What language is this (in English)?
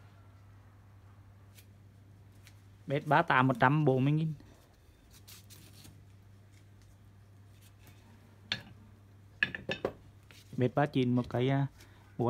Vietnamese